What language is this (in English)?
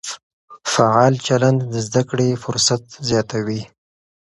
Pashto